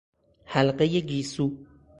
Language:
Persian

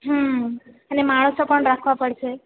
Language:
Gujarati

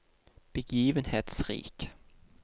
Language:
Norwegian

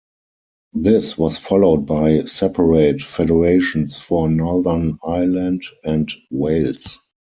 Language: English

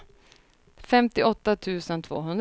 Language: Swedish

